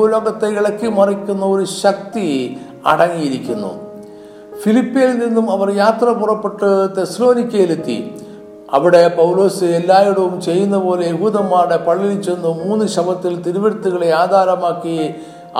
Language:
Malayalam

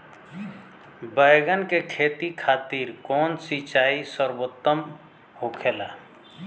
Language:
Bhojpuri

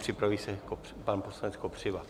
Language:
Czech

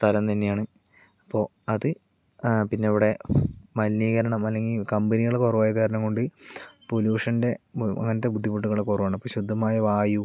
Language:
Malayalam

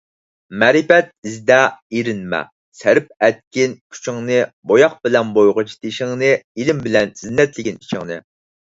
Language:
Uyghur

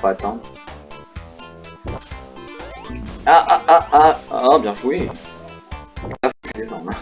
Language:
French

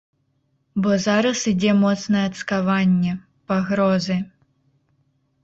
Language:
Belarusian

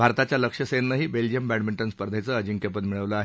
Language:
Marathi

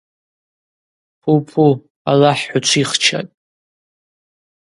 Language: Abaza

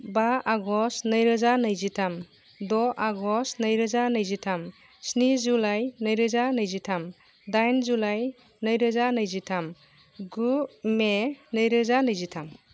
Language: Bodo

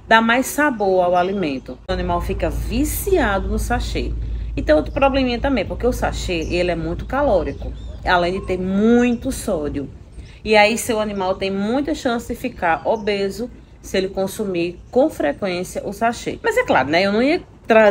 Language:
Portuguese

